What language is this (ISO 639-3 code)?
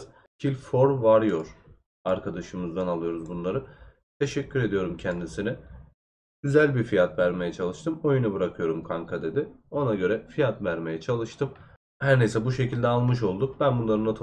tur